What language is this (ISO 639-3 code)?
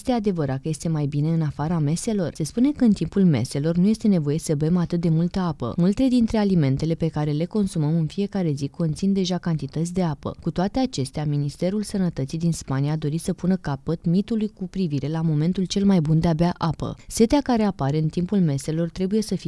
ron